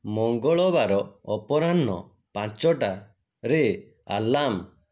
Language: Odia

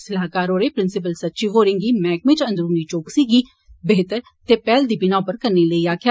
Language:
Dogri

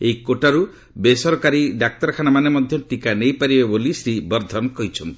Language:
Odia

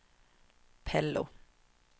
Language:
Swedish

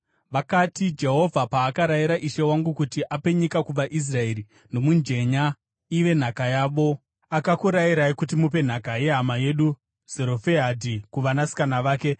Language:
Shona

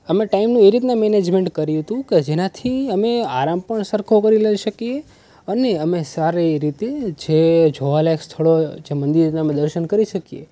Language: Gujarati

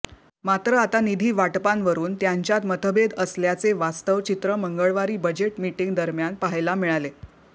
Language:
Marathi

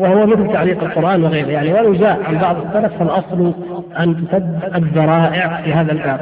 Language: Arabic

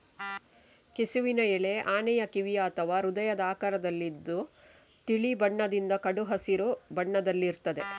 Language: Kannada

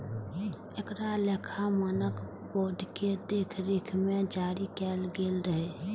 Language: Maithili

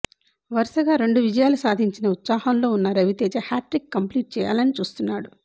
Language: Telugu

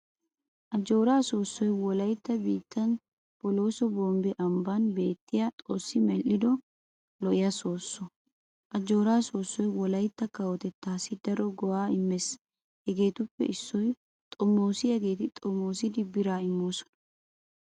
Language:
Wolaytta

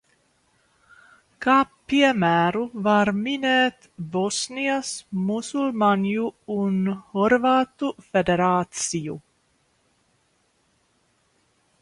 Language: Latvian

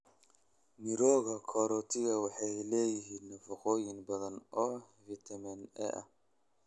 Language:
Somali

